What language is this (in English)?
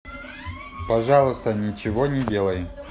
Russian